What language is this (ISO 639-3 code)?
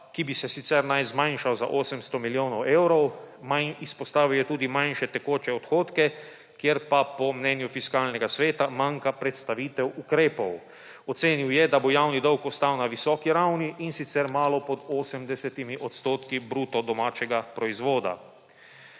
slv